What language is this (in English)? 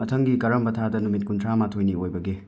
Manipuri